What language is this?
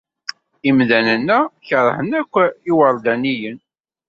Kabyle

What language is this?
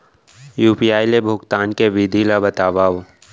Chhattisgarhi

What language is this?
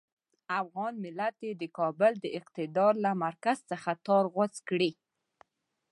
Pashto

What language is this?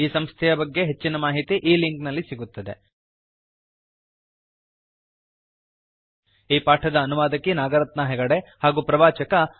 Kannada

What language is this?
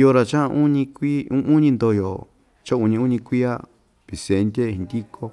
Ixtayutla Mixtec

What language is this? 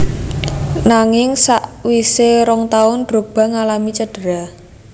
Javanese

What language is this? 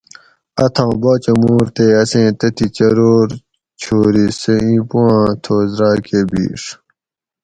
Gawri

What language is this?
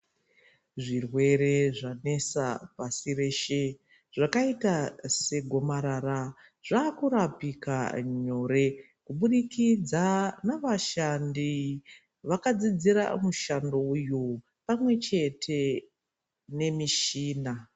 Ndau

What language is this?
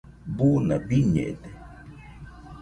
Nüpode Huitoto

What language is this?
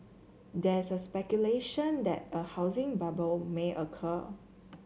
English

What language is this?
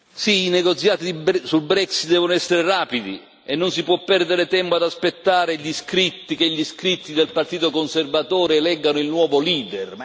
Italian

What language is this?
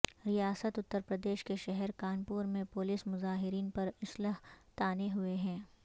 Urdu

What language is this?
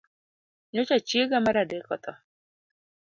Luo (Kenya and Tanzania)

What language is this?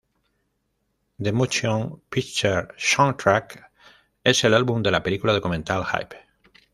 Spanish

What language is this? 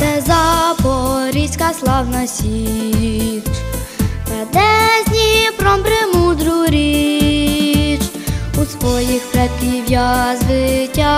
Ukrainian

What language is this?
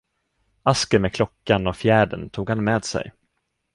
Swedish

